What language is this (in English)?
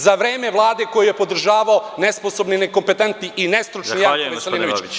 Serbian